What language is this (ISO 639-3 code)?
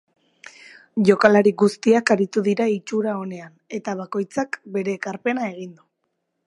eus